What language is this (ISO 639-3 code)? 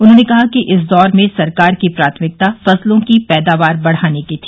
hin